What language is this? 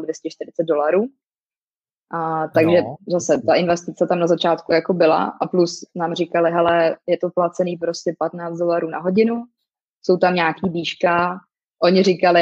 Czech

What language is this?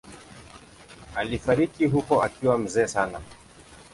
Swahili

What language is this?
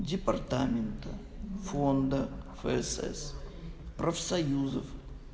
Russian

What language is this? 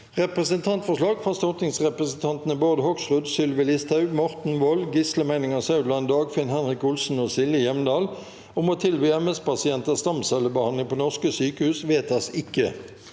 Norwegian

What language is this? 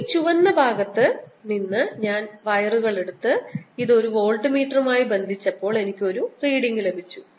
Malayalam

